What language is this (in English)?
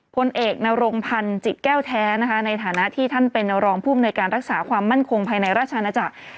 Thai